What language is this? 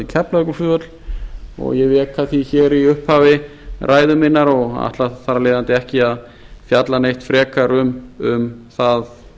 Icelandic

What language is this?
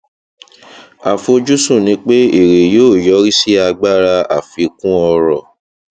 Yoruba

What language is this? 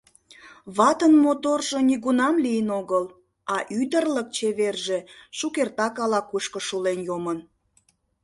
Mari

